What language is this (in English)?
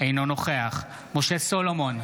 Hebrew